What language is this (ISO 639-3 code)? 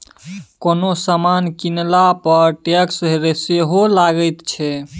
mai